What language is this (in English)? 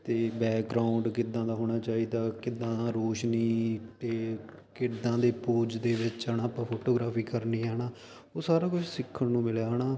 Punjabi